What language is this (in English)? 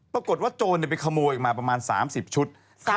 Thai